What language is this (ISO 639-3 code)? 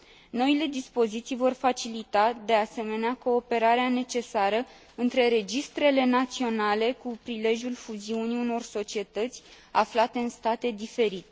ron